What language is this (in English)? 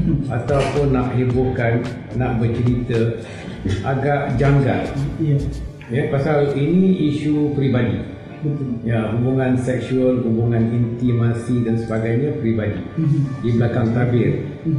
Malay